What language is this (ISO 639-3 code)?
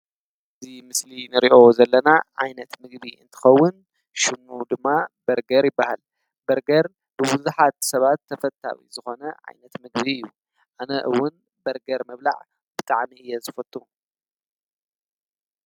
tir